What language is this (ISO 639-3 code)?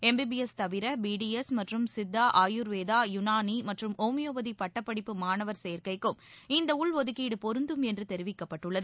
tam